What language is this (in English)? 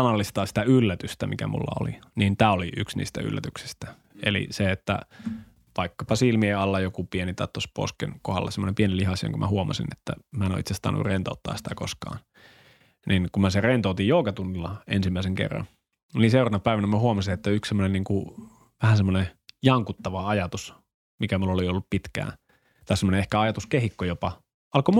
Finnish